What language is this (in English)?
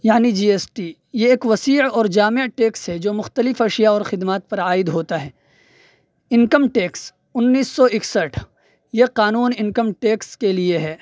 Urdu